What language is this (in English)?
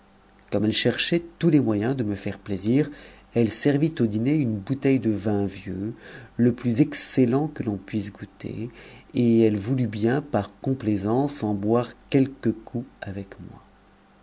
French